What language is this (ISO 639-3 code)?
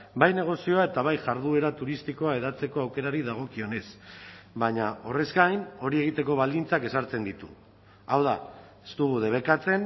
eus